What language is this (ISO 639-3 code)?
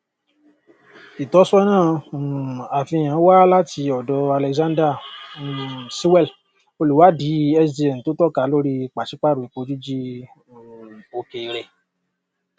yor